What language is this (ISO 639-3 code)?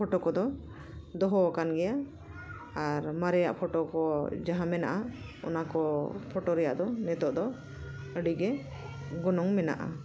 sat